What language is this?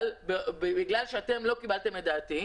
Hebrew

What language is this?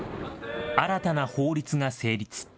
Japanese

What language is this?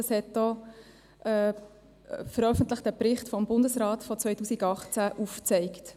Swiss German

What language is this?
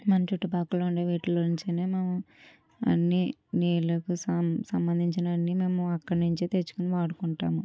Telugu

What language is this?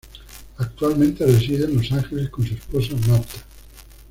Spanish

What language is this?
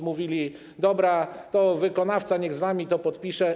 Polish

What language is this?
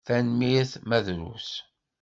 Kabyle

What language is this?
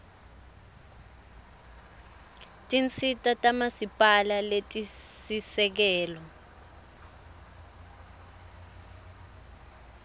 Swati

